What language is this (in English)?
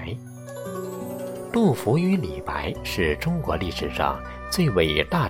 Chinese